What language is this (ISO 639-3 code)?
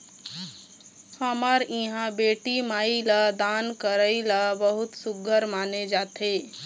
hne